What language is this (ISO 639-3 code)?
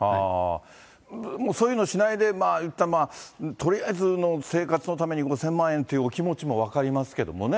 jpn